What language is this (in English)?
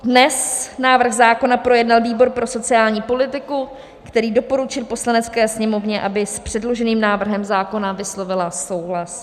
Czech